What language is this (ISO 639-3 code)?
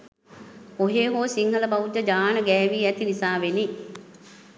sin